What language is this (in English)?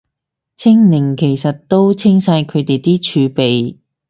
Cantonese